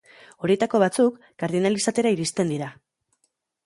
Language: Basque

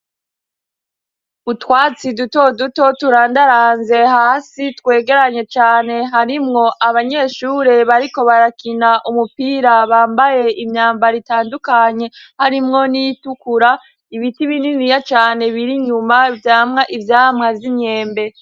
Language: Rundi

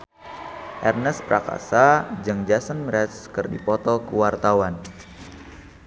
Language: Sundanese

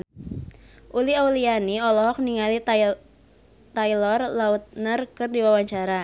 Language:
Sundanese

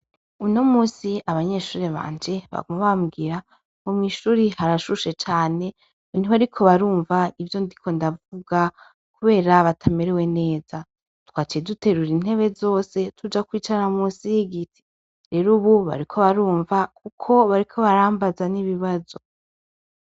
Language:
Rundi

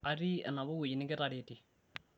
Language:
Masai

